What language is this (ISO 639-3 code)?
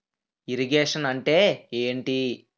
tel